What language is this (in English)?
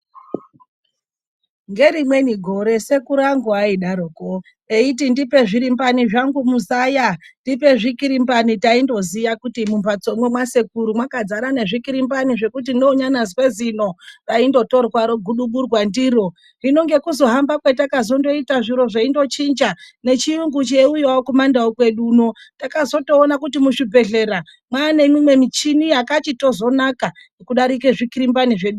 Ndau